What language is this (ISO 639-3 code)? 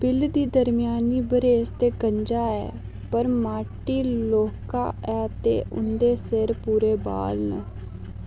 doi